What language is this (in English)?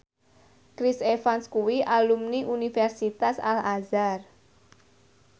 Javanese